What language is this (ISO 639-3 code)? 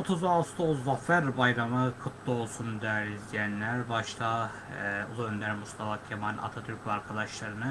tur